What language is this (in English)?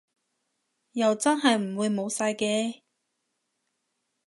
Cantonese